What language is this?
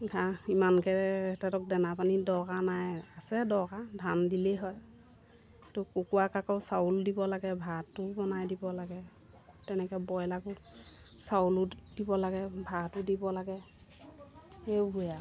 Assamese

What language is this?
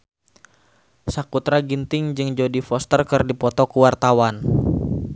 Sundanese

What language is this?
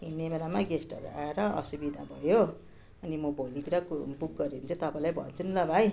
Nepali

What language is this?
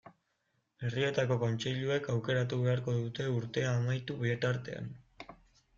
Basque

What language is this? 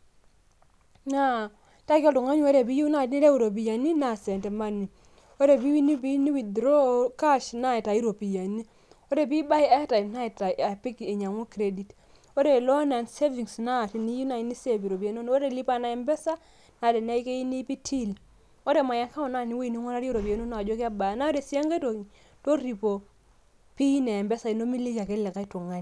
Masai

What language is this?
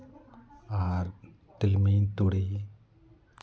Santali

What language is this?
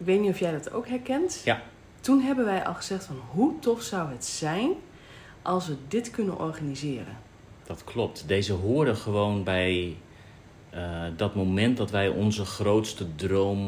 Dutch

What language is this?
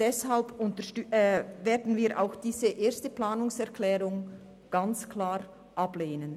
Swiss German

